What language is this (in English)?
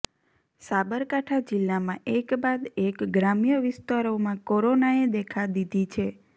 Gujarati